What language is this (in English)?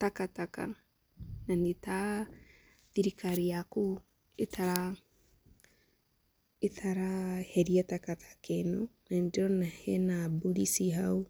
Kikuyu